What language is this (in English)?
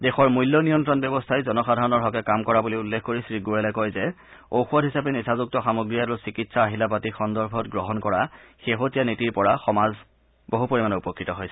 Assamese